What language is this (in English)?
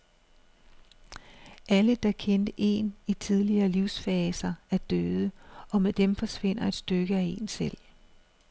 Danish